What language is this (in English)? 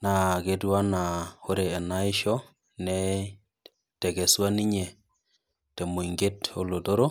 Masai